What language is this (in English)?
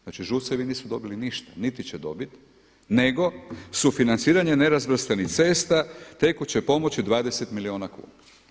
Croatian